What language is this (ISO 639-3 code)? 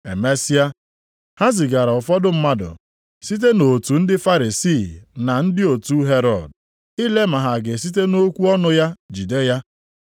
ibo